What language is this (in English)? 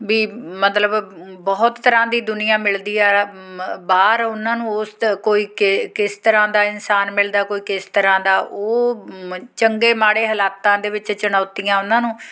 Punjabi